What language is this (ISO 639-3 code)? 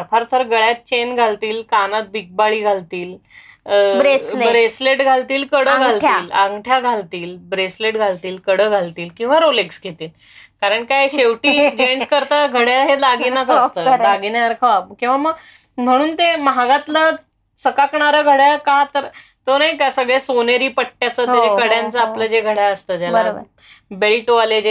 mar